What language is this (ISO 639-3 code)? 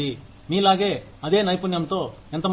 tel